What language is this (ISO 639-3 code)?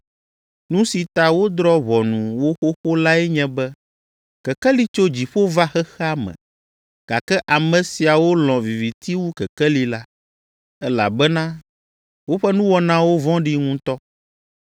ewe